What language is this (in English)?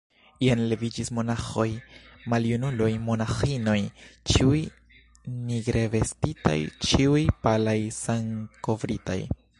Esperanto